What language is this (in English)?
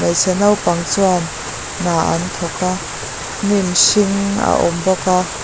Mizo